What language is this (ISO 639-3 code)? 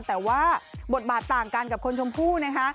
tha